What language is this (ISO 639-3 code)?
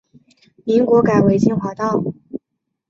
zho